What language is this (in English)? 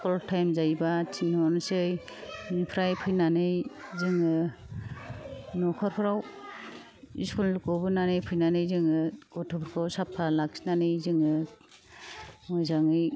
Bodo